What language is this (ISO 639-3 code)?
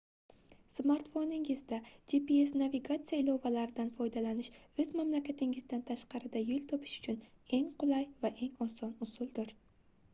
uzb